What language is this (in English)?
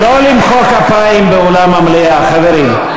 Hebrew